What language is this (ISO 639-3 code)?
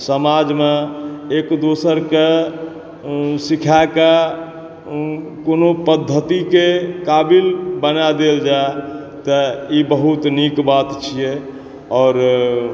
mai